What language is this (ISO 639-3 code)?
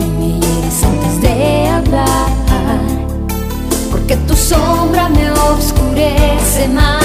lav